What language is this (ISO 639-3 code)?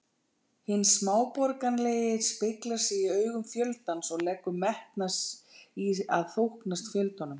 isl